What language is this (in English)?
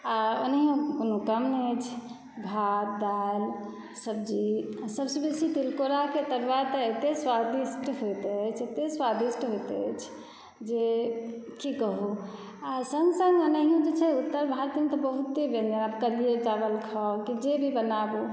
Maithili